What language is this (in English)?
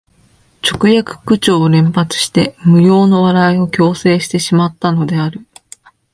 Japanese